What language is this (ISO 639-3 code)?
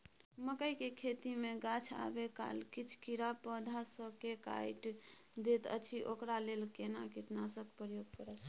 mai